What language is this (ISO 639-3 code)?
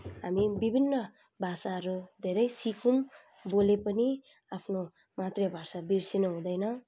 nep